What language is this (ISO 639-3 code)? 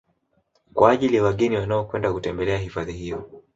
swa